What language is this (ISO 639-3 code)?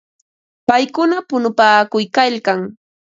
qva